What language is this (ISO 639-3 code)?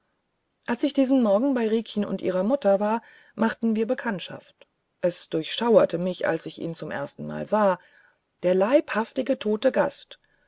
deu